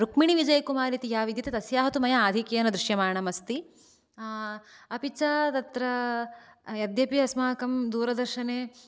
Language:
Sanskrit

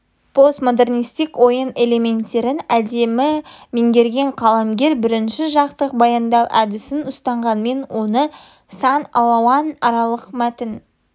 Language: Kazakh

